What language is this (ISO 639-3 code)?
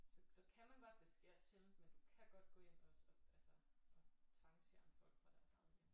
dan